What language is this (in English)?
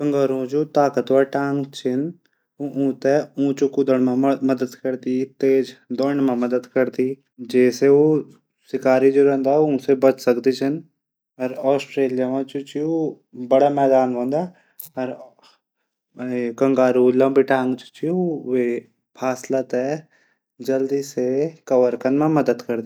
Garhwali